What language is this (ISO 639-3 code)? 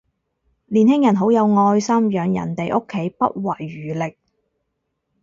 yue